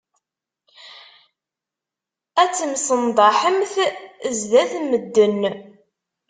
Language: Kabyle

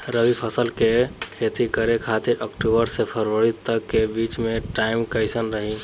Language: Bhojpuri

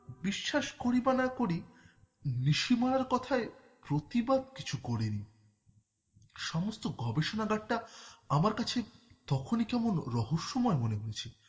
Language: Bangla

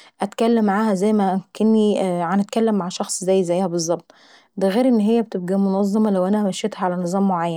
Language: Saidi Arabic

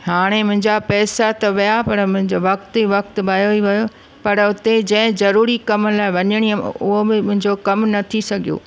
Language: Sindhi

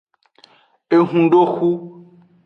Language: Aja (Benin)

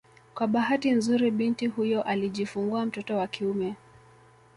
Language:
Swahili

